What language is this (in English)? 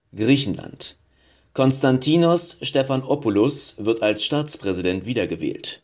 German